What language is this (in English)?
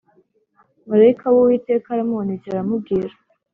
Kinyarwanda